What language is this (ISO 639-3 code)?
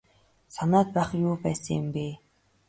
mon